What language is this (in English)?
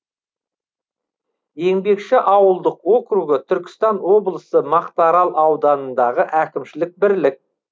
Kazakh